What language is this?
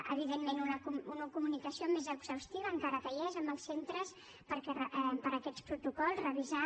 Catalan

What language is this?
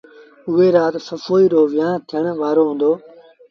Sindhi Bhil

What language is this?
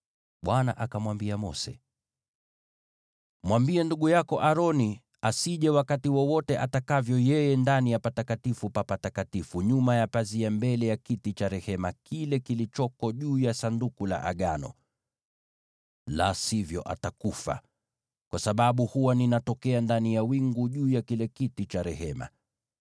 Swahili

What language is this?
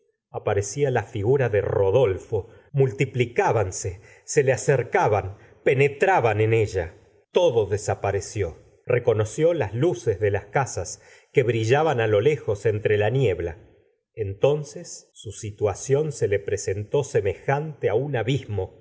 Spanish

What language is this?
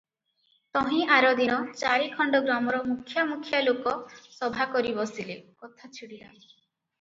Odia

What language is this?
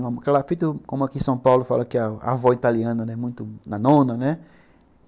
Portuguese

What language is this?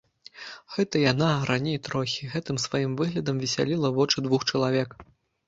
Belarusian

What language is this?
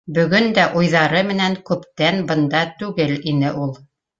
Bashkir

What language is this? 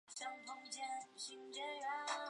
Chinese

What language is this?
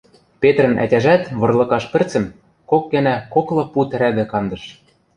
Western Mari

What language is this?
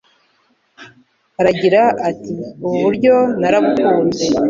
Kinyarwanda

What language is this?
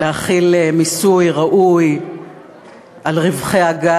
Hebrew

